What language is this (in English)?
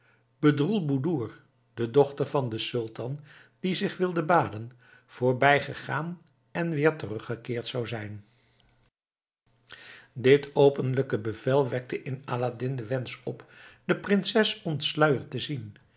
Dutch